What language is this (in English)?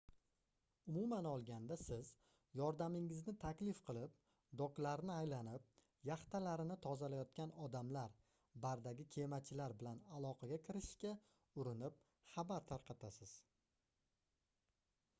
Uzbek